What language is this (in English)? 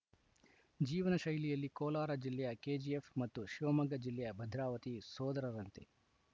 Kannada